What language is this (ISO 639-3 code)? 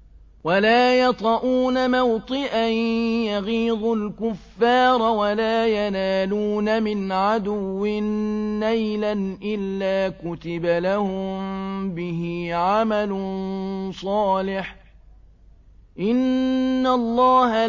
ara